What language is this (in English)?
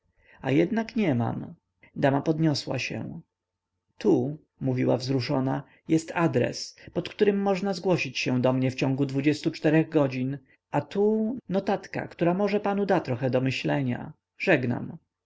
Polish